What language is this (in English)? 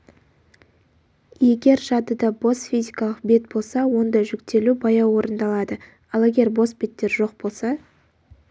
Kazakh